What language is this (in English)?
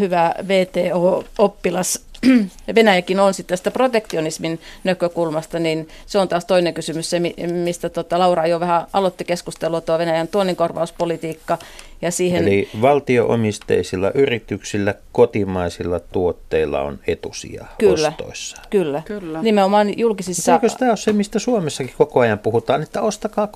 Finnish